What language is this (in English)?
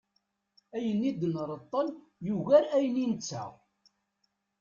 Kabyle